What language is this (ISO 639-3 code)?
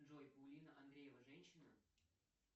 rus